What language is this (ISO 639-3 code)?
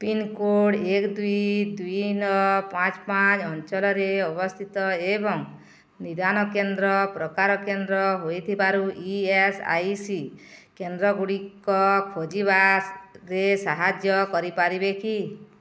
ori